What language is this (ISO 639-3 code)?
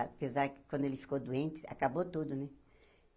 por